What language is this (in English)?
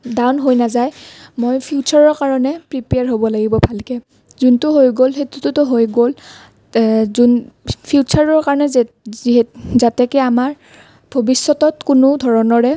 Assamese